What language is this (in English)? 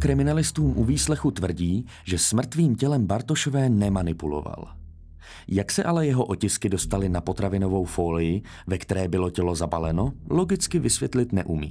Czech